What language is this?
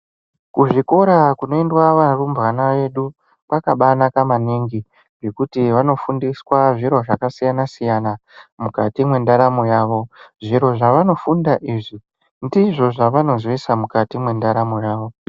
Ndau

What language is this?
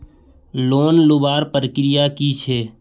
Magahi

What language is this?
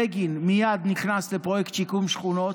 Hebrew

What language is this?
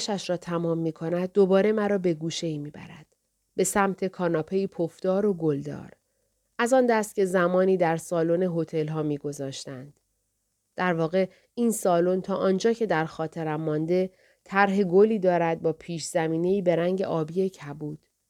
Persian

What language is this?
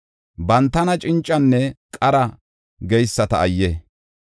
Gofa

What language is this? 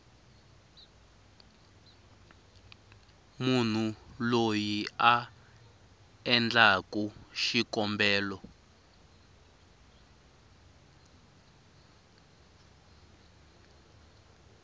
Tsonga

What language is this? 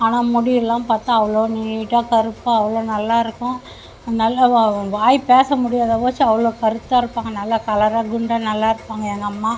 Tamil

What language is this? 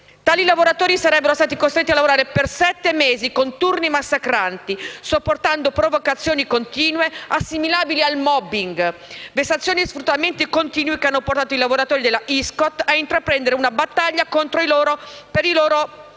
Italian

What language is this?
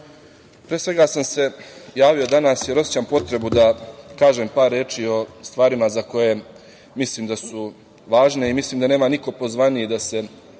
Serbian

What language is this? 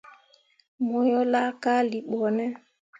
Mundang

